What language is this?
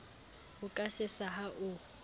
Southern Sotho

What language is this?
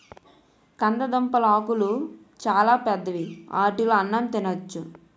Telugu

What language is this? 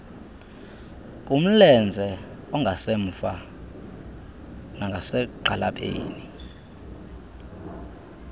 Xhosa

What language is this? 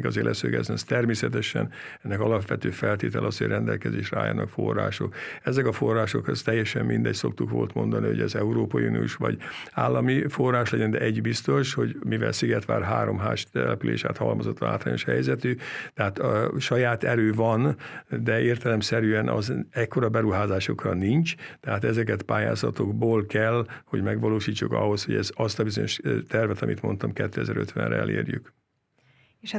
Hungarian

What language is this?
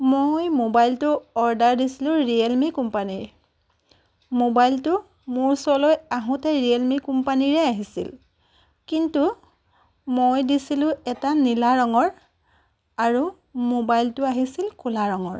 Assamese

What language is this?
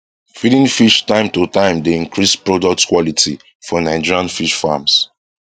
Nigerian Pidgin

